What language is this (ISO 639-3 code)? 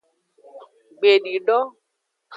ajg